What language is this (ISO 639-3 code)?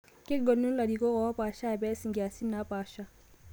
mas